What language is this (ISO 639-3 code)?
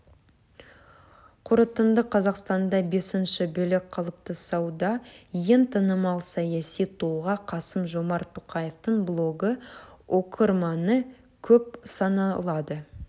kaz